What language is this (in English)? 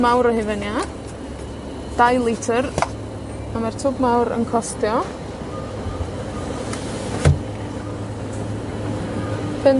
Welsh